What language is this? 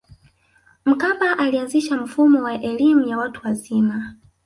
Swahili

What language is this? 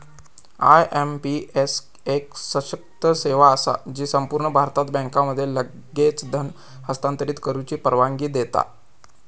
Marathi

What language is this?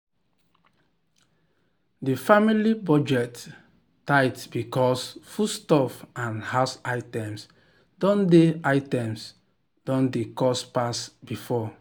Nigerian Pidgin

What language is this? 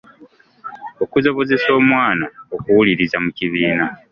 Ganda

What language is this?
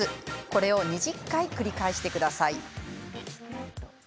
Japanese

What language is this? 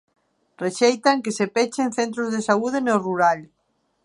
Galician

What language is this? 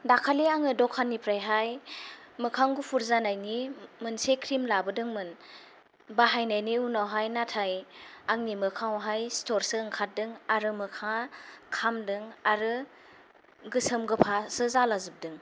Bodo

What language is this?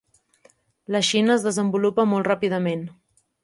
Catalan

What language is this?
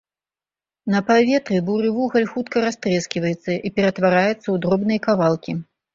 Belarusian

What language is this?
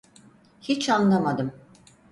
Turkish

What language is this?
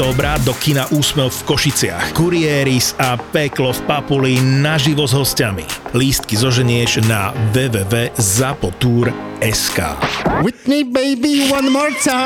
Slovak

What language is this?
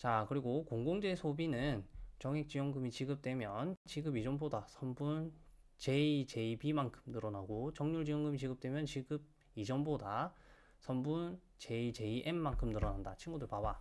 Korean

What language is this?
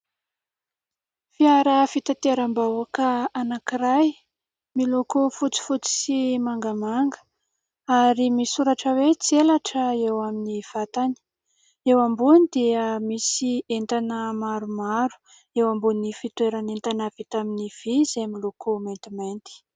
Malagasy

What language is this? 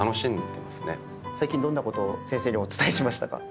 Japanese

